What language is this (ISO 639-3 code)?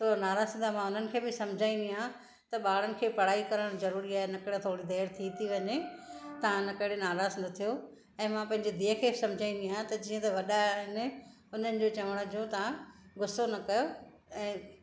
snd